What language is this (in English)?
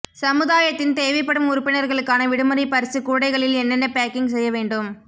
Tamil